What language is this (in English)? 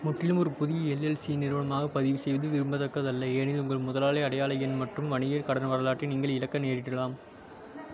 Tamil